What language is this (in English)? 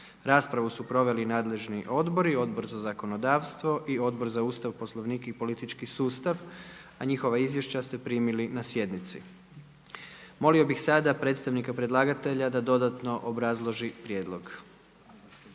Croatian